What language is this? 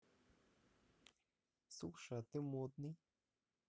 Russian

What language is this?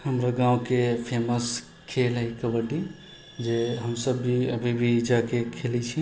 Maithili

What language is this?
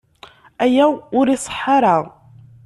Kabyle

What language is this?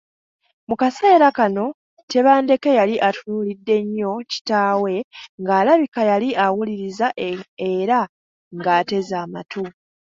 Ganda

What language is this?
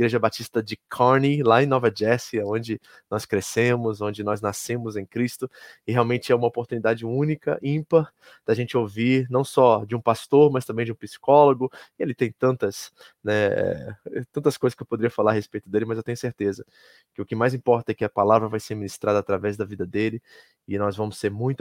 Portuguese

